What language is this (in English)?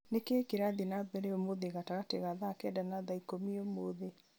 Kikuyu